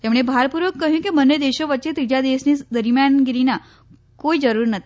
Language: Gujarati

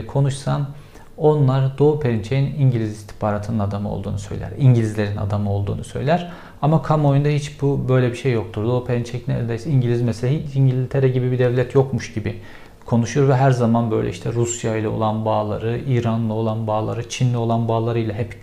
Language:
Turkish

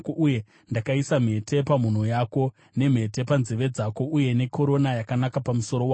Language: Shona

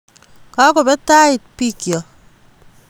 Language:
Kalenjin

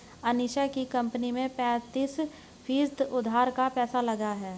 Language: Hindi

